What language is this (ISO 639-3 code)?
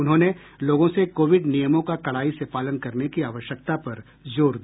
hin